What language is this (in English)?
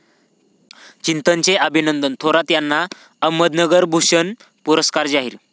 Marathi